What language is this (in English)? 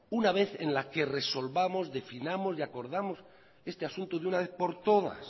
Spanish